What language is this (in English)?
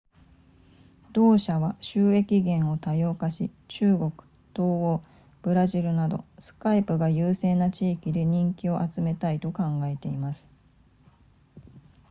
Japanese